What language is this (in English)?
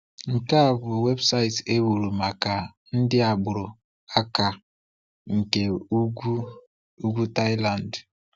Igbo